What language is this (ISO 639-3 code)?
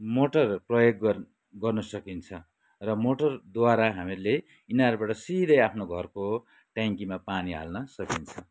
nep